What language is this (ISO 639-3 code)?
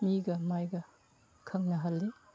mni